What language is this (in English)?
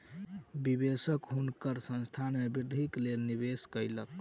Maithili